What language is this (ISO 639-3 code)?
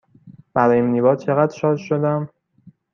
fas